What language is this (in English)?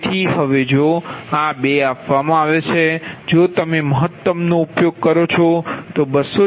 Gujarati